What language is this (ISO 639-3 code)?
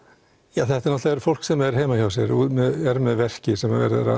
isl